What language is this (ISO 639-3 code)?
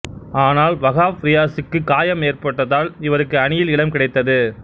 tam